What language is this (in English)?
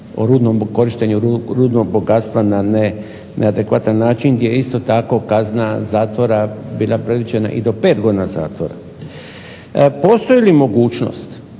Croatian